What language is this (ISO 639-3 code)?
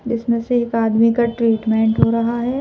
hin